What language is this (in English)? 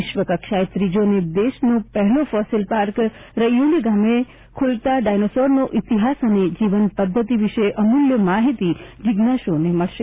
Gujarati